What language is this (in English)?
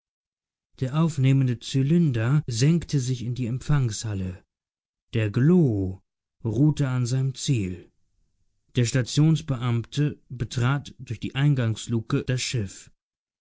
German